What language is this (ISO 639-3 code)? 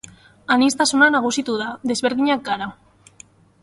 eus